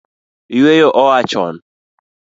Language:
Luo (Kenya and Tanzania)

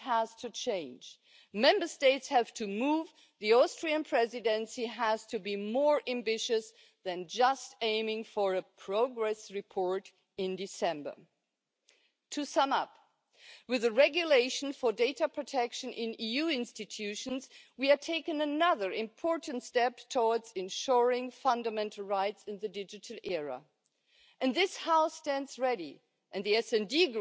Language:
German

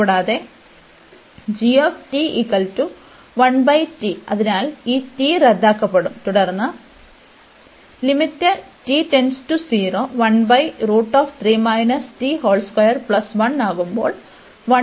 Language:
Malayalam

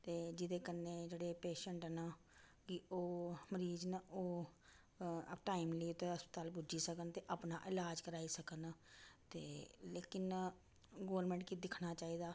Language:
Dogri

